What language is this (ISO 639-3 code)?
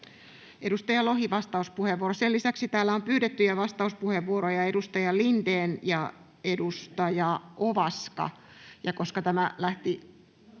fin